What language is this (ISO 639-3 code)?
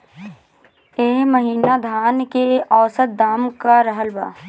bho